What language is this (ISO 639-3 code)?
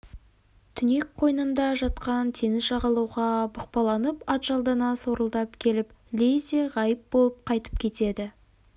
kaz